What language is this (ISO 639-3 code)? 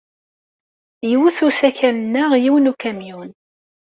kab